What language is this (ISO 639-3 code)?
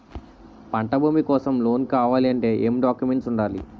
tel